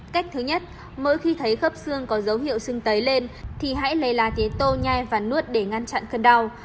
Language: Vietnamese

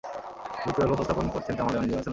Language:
Bangla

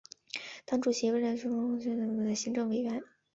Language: Chinese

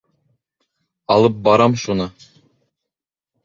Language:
Bashkir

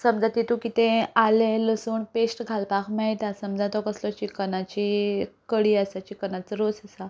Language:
Konkani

